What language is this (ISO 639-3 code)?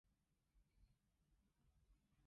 yue